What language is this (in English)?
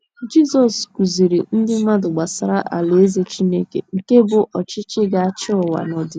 Igbo